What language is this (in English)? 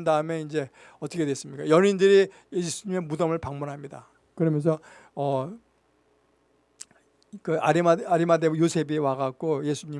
Korean